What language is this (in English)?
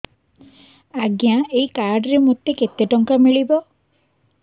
Odia